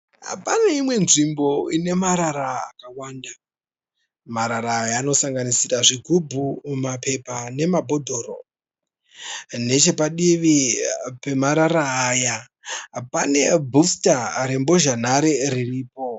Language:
Shona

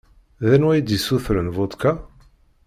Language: Kabyle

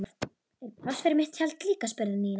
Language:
Icelandic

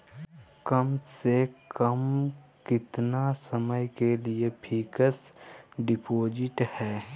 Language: Magahi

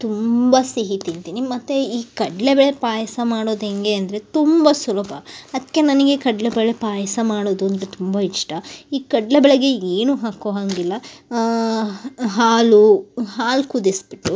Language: Kannada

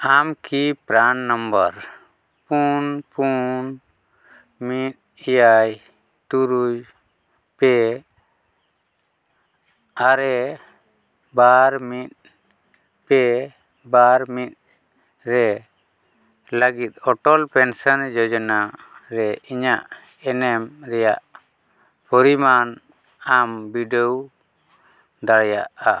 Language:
Santali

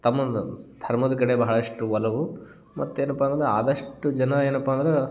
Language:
Kannada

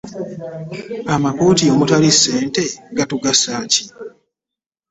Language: Ganda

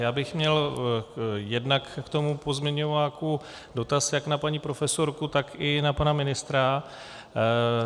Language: Czech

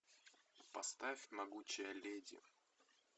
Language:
Russian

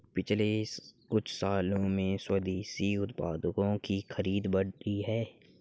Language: Hindi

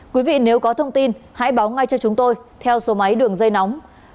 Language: Vietnamese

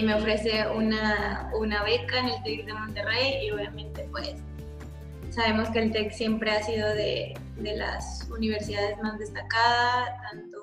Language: Spanish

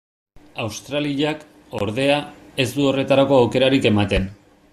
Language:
Basque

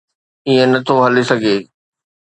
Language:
Sindhi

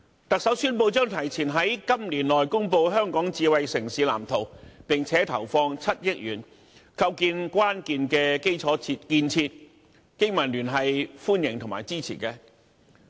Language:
Cantonese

